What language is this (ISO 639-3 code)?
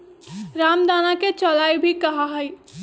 mag